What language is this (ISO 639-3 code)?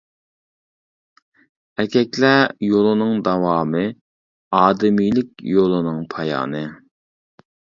uig